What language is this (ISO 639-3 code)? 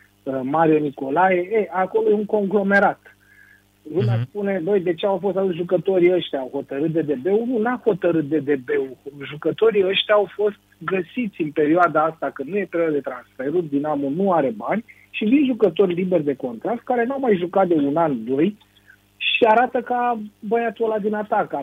ron